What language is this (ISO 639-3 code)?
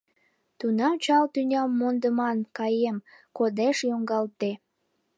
chm